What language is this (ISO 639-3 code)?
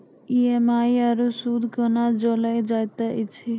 mai